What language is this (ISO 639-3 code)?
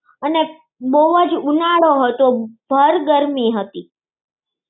guj